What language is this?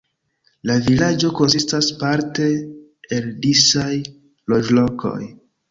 Esperanto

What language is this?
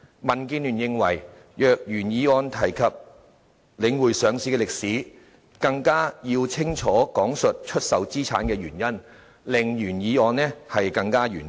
Cantonese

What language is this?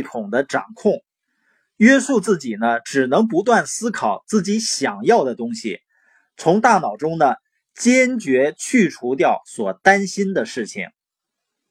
Chinese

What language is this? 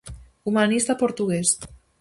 Galician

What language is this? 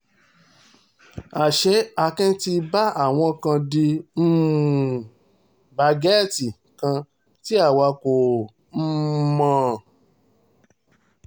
Yoruba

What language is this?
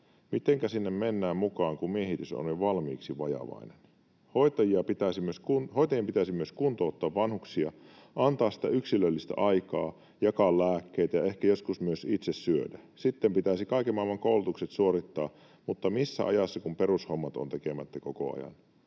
Finnish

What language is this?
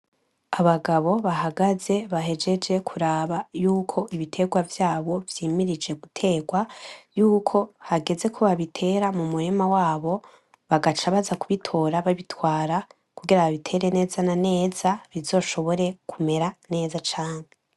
Rundi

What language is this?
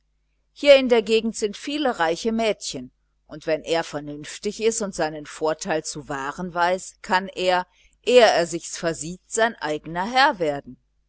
German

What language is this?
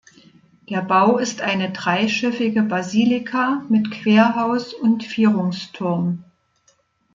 German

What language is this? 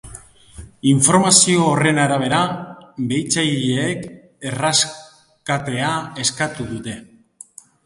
Basque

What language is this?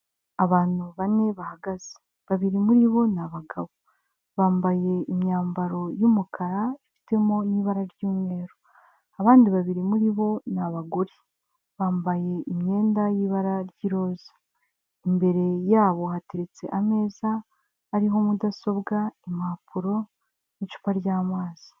Kinyarwanda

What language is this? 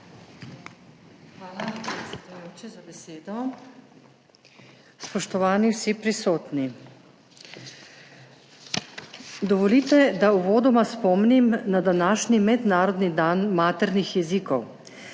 Slovenian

